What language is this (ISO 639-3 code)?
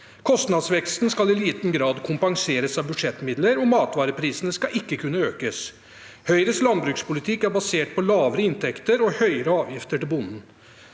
nor